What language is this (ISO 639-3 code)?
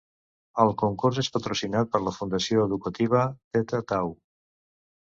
cat